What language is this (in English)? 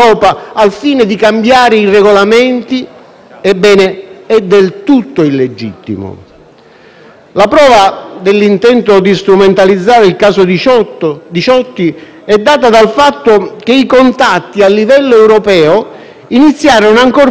Italian